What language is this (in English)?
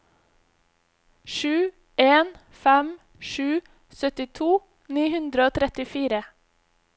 Norwegian